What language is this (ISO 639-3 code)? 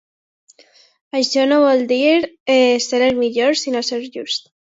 cat